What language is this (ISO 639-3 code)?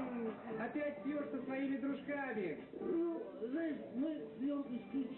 rus